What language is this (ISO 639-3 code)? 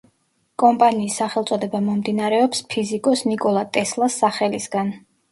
kat